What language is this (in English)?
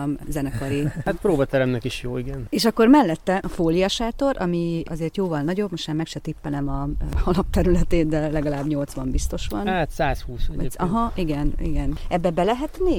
Hungarian